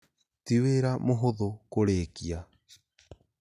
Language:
Kikuyu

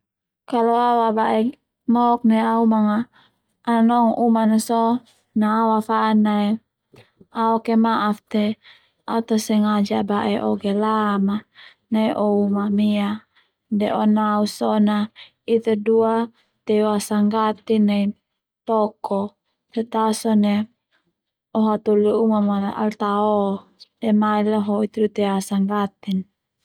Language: Termanu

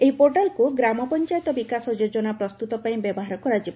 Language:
Odia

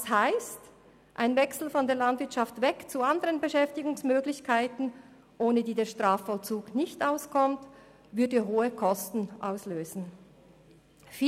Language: Swiss German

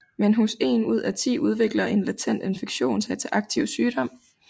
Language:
Danish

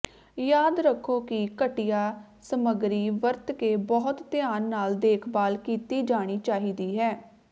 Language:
Punjabi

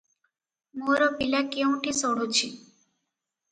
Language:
Odia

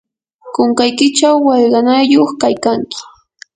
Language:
Yanahuanca Pasco Quechua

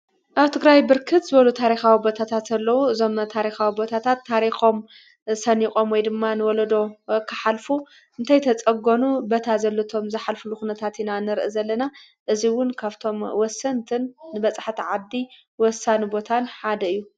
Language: Tigrinya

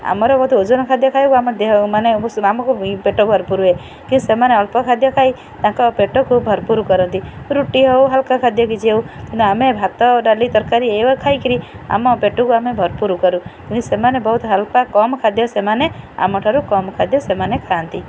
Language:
Odia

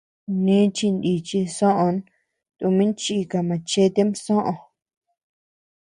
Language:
Tepeuxila Cuicatec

